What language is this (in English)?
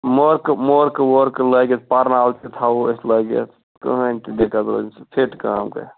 Kashmiri